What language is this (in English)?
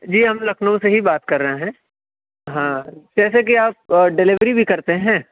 Urdu